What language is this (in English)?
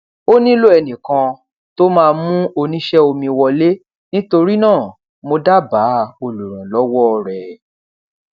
Yoruba